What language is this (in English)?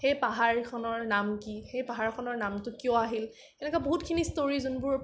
Assamese